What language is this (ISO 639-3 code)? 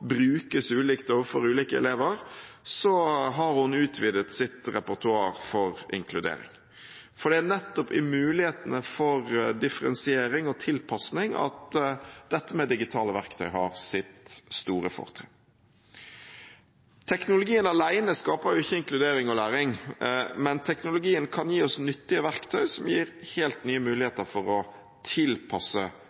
nob